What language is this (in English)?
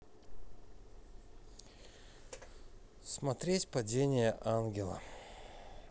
Russian